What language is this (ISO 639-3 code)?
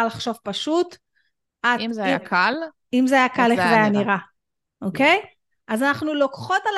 heb